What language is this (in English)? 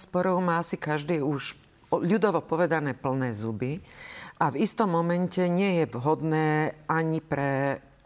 Slovak